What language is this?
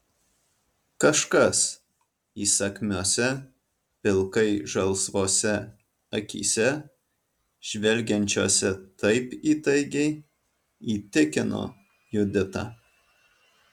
Lithuanian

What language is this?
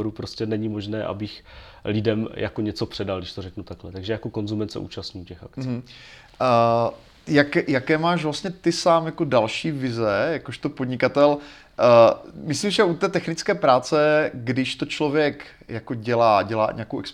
Czech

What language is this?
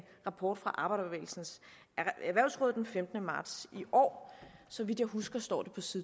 Danish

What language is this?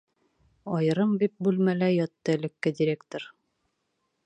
Bashkir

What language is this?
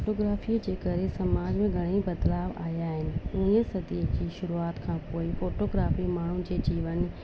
Sindhi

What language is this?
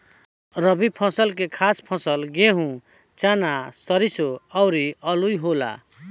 Bhojpuri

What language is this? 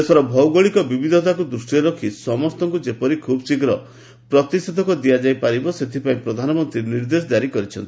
Odia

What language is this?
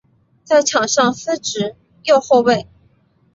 Chinese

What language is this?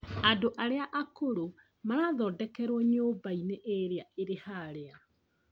Kikuyu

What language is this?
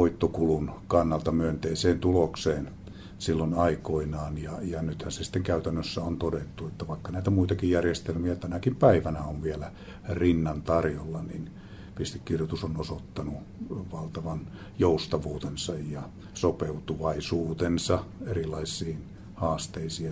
Finnish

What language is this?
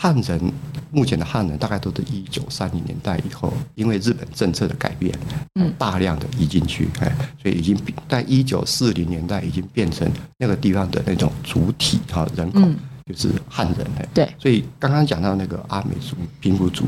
Chinese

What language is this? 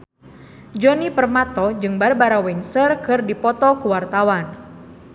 Sundanese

